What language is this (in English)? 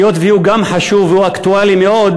Hebrew